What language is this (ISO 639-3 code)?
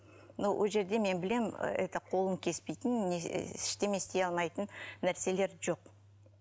kaz